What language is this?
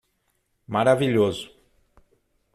Portuguese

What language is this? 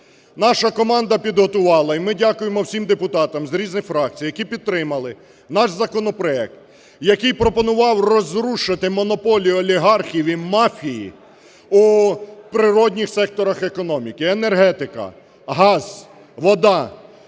Ukrainian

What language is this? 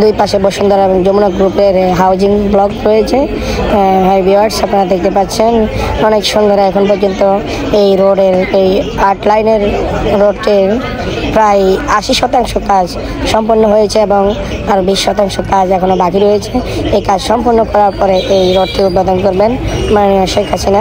Arabic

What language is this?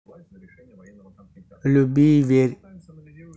Russian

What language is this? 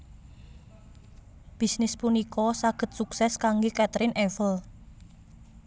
Javanese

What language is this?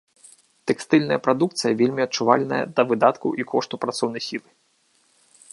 Belarusian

